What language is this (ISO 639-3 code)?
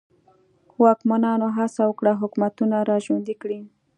pus